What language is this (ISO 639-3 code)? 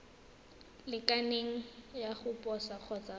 tsn